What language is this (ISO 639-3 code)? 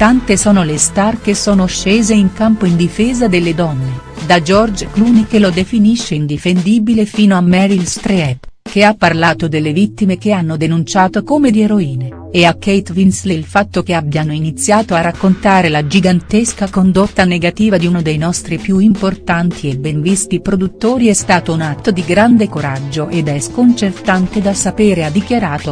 ita